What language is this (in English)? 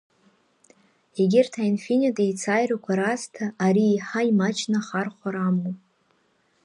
Abkhazian